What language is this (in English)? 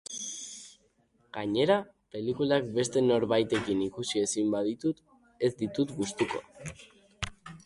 Basque